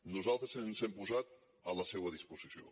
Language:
Catalan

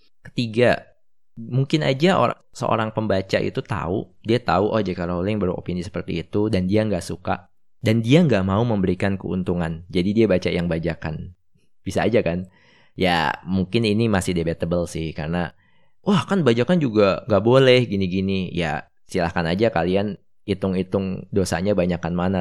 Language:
Indonesian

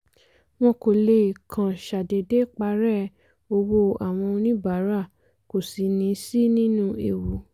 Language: Yoruba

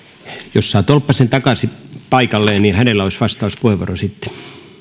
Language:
Finnish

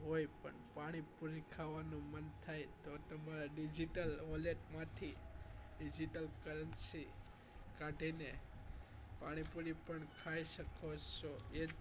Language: Gujarati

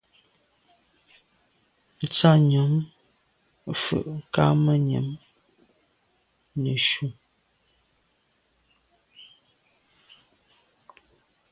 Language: Medumba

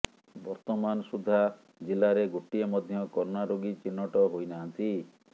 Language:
Odia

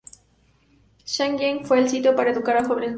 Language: Spanish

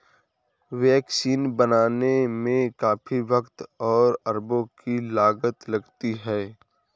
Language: Hindi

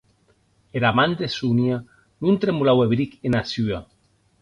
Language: Occitan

